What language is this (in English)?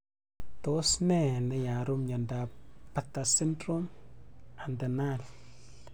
Kalenjin